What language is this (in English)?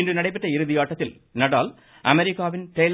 Tamil